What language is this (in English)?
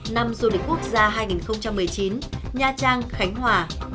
Vietnamese